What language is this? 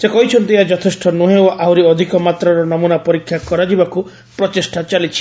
Odia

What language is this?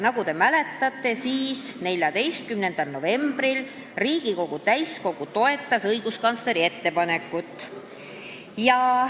Estonian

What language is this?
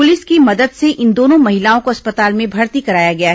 Hindi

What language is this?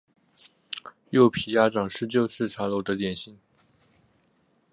Chinese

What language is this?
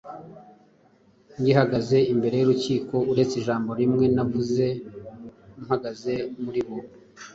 Kinyarwanda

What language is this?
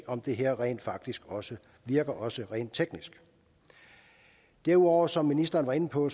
Danish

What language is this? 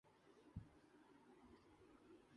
Urdu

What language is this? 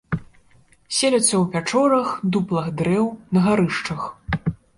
Belarusian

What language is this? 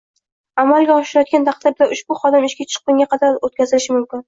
Uzbek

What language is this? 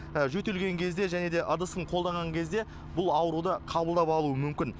Kazakh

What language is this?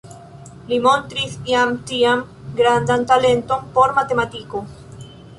Esperanto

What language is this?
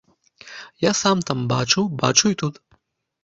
Belarusian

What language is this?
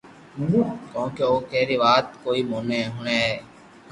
Loarki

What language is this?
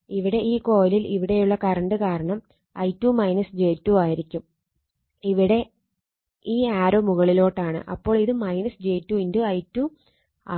Malayalam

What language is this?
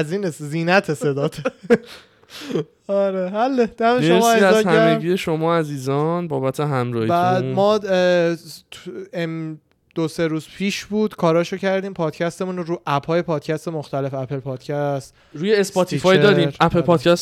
Persian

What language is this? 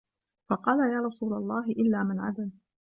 Arabic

